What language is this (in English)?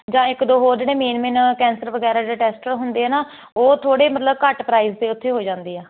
Punjabi